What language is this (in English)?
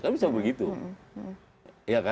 Indonesian